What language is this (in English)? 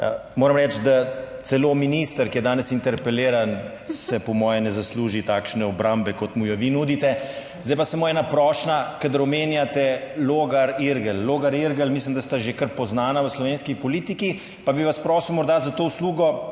Slovenian